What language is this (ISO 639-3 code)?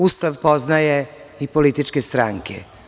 srp